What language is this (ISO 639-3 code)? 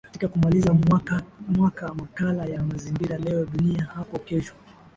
swa